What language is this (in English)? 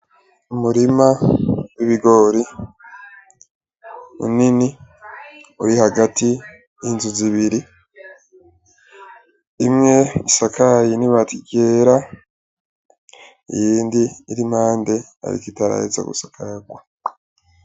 Rundi